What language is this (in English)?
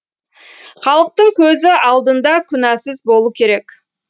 Kazakh